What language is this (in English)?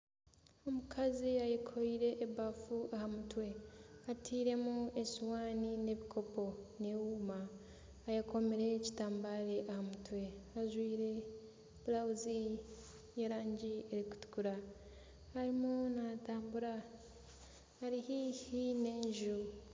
Nyankole